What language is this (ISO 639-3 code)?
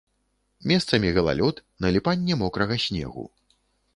bel